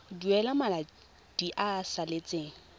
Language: Tswana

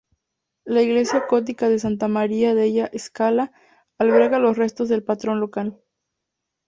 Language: Spanish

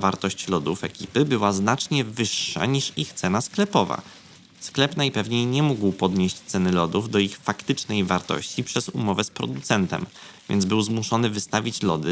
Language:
Polish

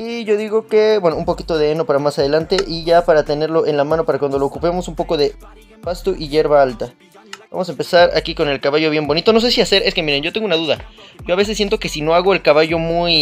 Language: Spanish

